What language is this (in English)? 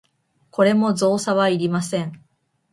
Japanese